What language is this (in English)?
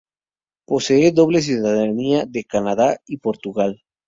Spanish